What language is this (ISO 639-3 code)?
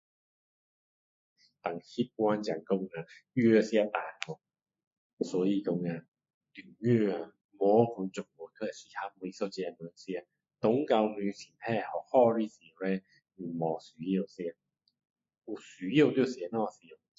cdo